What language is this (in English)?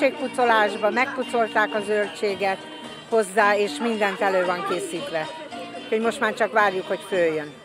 Hungarian